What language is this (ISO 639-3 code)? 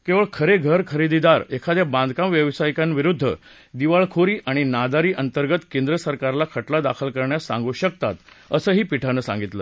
mar